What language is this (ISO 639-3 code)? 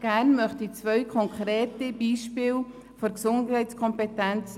gsw